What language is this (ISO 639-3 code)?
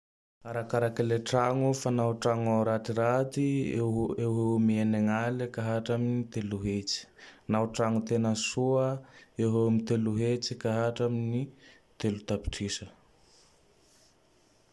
tdx